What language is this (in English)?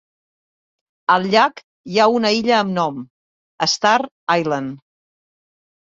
Catalan